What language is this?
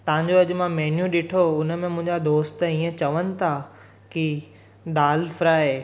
Sindhi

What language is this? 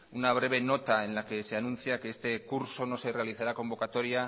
Spanish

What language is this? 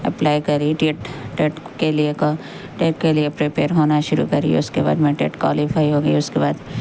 Urdu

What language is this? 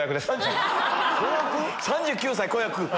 Japanese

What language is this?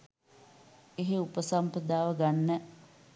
Sinhala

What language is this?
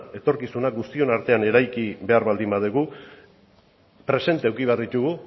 Basque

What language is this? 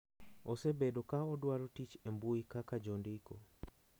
Luo (Kenya and Tanzania)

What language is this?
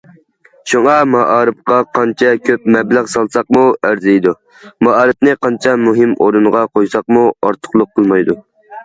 Uyghur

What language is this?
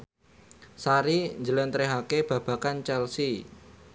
Javanese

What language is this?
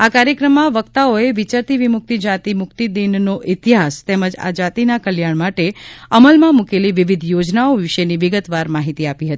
Gujarati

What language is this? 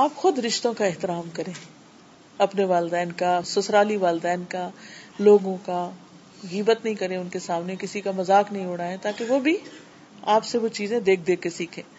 Urdu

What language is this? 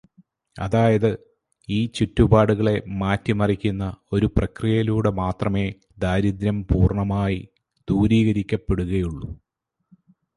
Malayalam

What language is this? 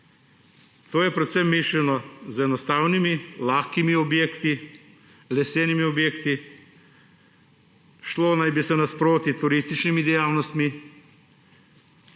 Slovenian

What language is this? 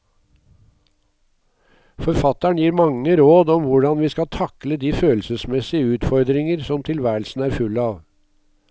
Norwegian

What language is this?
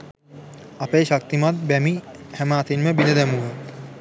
Sinhala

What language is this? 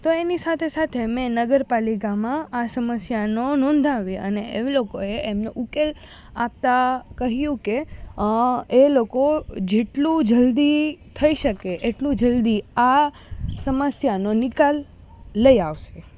Gujarati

